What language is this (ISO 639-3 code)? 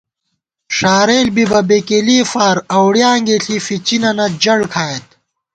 gwt